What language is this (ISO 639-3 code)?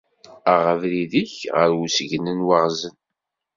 kab